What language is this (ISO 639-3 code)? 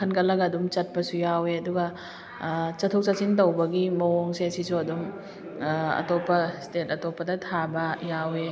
mni